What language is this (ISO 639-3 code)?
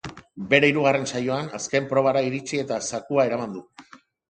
eus